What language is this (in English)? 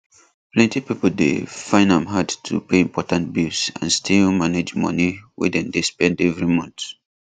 Nigerian Pidgin